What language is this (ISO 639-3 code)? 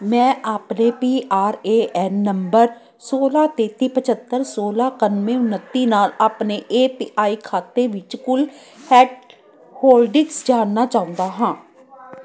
pan